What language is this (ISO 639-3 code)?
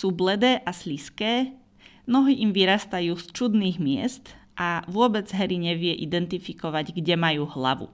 slk